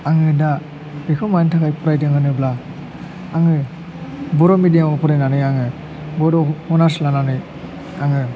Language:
Bodo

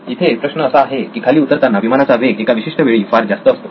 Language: Marathi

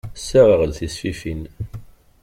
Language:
Kabyle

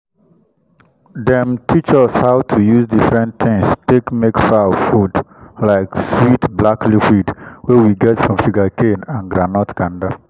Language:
Nigerian Pidgin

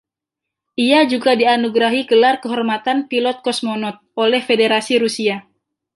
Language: Indonesian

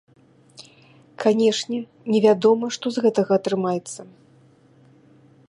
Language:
Belarusian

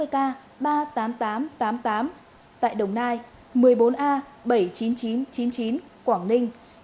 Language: Vietnamese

